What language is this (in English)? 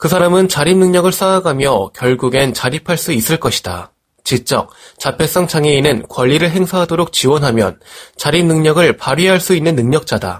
Korean